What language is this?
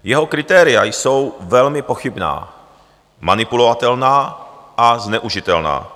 Czech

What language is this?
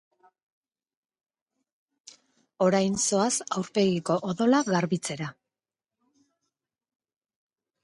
Basque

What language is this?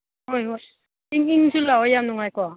Manipuri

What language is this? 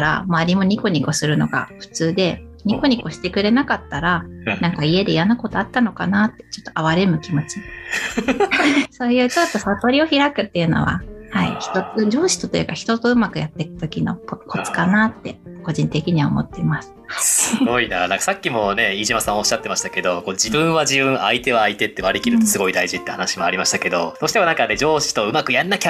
Japanese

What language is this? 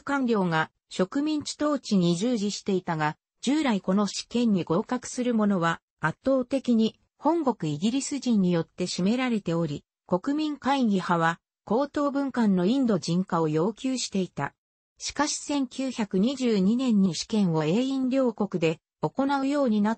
Japanese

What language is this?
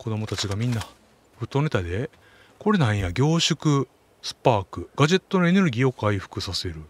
Japanese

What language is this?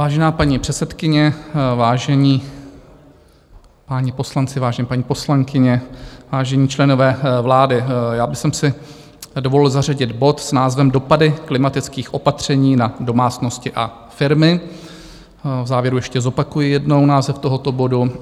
Czech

